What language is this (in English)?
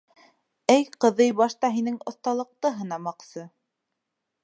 Bashkir